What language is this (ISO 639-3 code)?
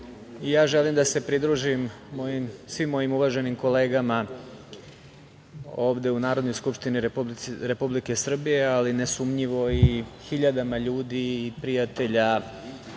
srp